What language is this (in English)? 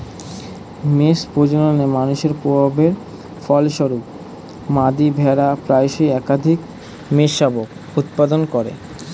Bangla